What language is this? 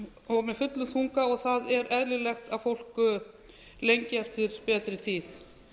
Icelandic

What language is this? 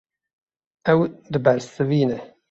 Kurdish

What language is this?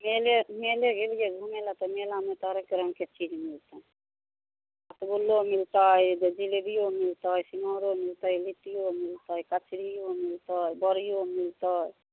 Maithili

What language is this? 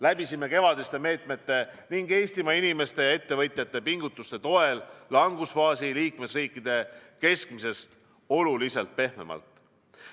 Estonian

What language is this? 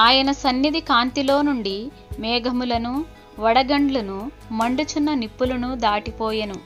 Indonesian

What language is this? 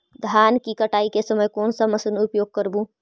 Magahi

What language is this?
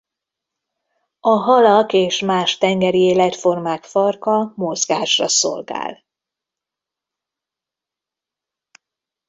Hungarian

